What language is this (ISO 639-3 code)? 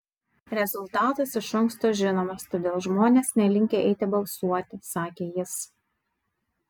lit